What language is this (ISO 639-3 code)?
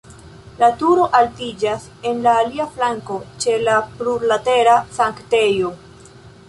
epo